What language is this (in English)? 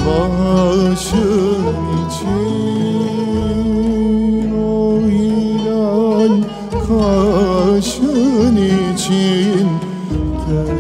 Arabic